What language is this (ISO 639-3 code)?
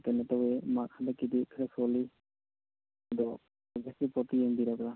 mni